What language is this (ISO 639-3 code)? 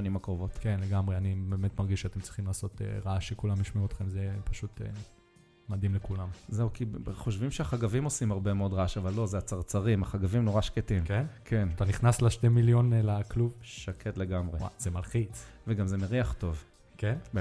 heb